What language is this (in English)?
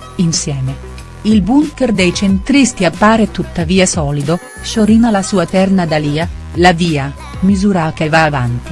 Italian